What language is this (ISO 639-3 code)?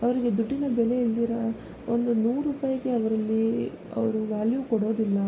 kan